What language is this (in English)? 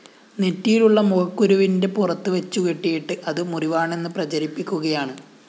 Malayalam